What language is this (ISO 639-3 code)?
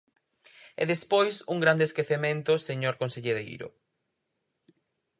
glg